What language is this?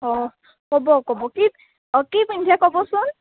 Assamese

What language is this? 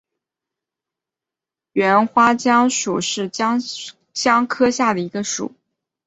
Chinese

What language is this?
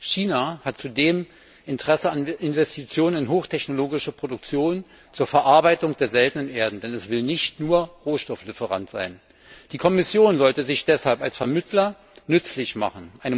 German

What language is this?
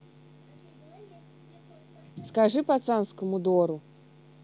Russian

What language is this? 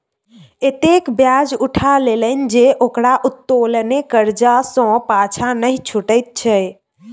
Maithili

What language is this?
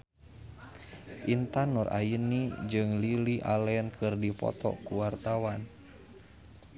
Sundanese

